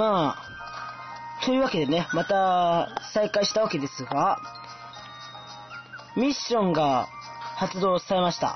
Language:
Japanese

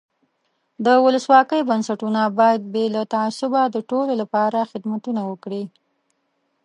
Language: Pashto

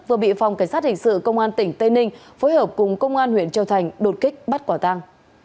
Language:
Vietnamese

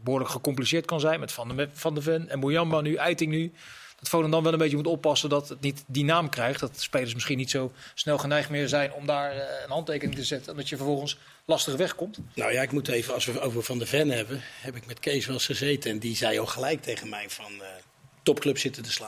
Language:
Dutch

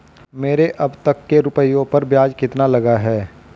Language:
Hindi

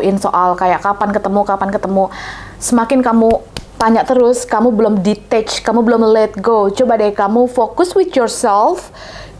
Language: Indonesian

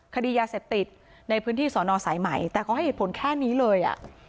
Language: Thai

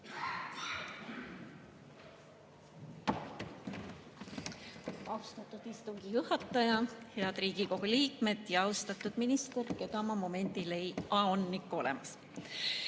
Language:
Estonian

